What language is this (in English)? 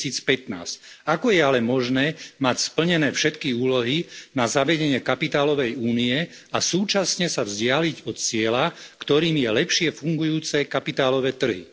Slovak